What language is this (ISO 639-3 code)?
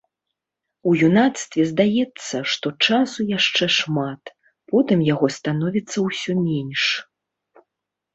bel